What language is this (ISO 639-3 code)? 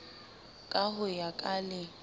sot